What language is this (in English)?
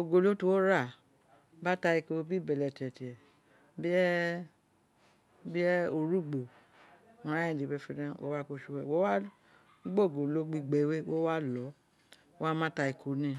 Isekiri